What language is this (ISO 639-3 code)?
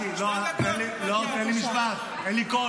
heb